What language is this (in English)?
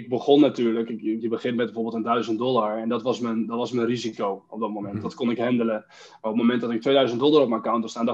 Dutch